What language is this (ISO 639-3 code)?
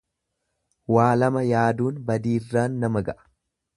orm